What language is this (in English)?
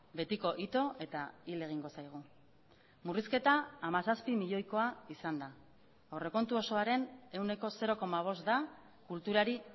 Basque